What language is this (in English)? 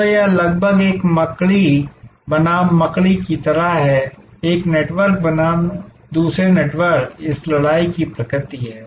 Hindi